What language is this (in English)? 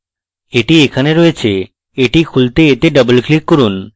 Bangla